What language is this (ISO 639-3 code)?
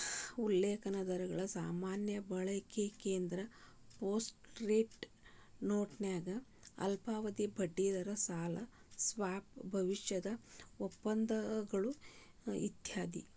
kan